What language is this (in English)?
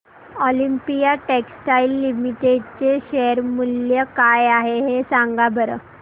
Marathi